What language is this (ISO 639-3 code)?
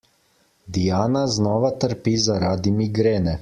slv